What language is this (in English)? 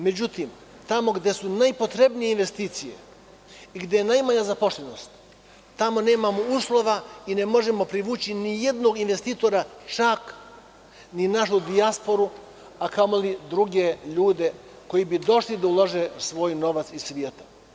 Serbian